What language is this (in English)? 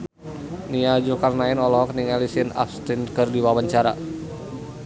Sundanese